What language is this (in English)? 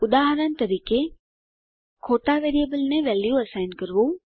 Gujarati